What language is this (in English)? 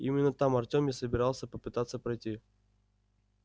Russian